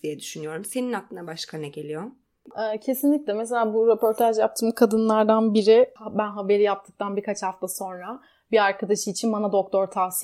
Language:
Turkish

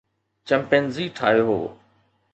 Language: Sindhi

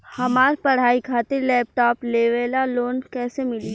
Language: Bhojpuri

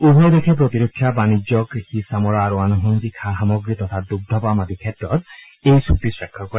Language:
Assamese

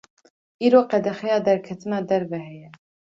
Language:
Kurdish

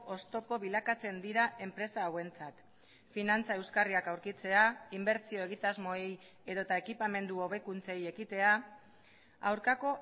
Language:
Basque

